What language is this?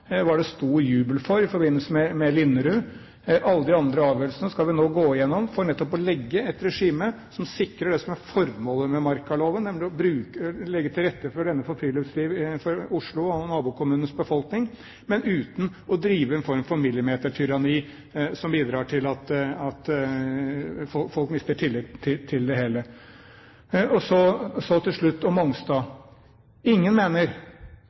Norwegian Bokmål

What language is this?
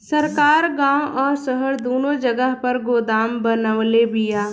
Bhojpuri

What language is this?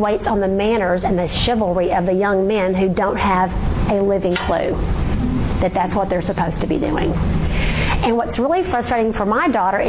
English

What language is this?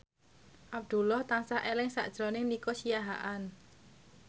Javanese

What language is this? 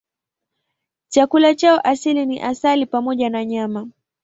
Swahili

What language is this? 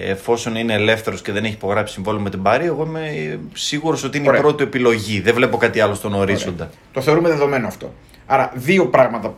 Greek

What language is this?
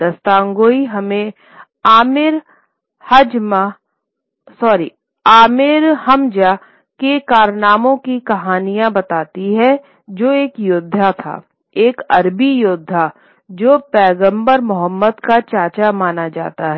Hindi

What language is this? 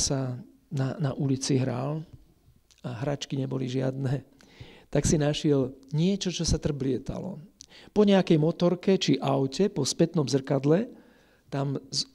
Slovak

